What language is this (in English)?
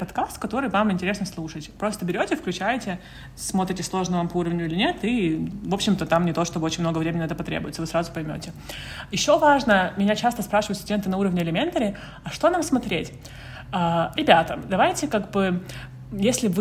Russian